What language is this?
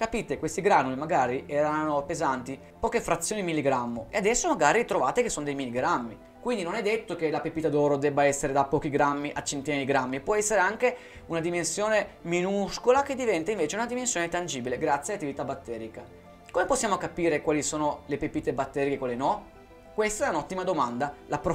Italian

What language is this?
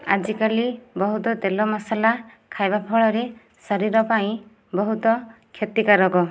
Odia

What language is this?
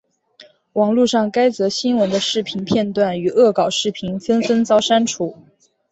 Chinese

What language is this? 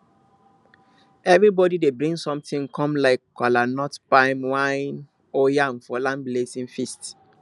Nigerian Pidgin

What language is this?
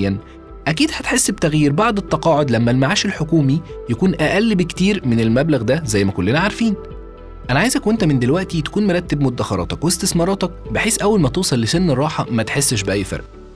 Arabic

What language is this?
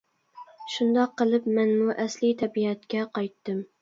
Uyghur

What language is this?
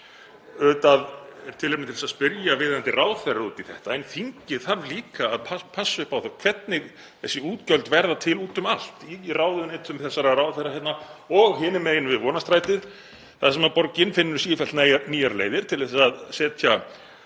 Icelandic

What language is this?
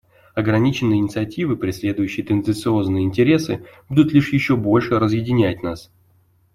Russian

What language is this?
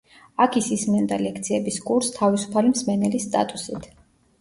Georgian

